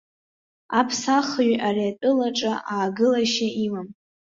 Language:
Abkhazian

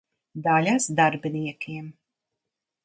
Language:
Latvian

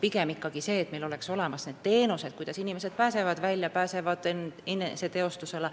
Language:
Estonian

